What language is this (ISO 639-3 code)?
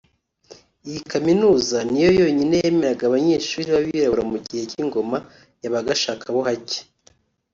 kin